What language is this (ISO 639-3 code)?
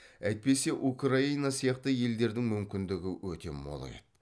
kaz